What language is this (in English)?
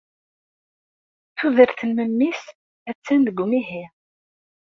Kabyle